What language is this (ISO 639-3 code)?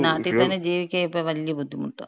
mal